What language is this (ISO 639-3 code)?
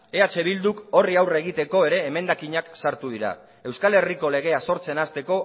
eus